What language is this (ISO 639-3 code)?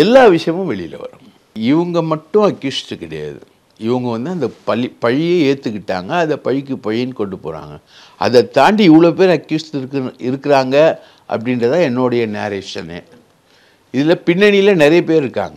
tam